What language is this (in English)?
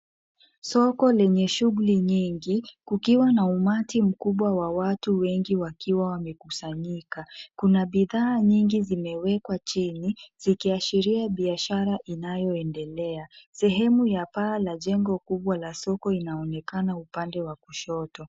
Swahili